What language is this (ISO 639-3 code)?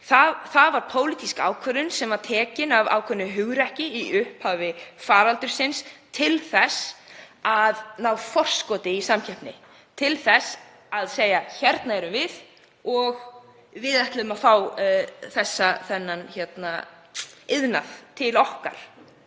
isl